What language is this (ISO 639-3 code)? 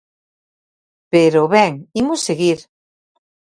glg